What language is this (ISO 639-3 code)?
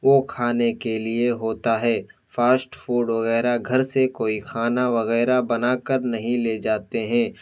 urd